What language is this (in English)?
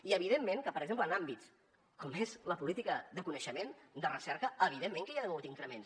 Catalan